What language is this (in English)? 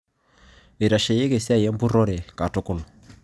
Masai